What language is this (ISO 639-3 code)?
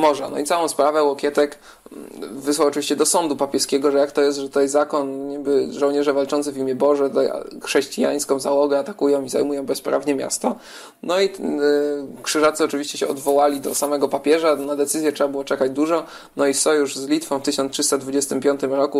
pol